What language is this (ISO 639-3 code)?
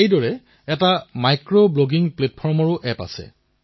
asm